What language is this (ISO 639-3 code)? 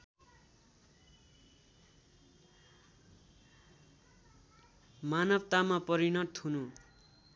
nep